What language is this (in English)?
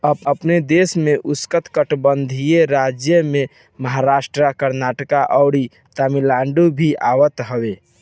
Bhojpuri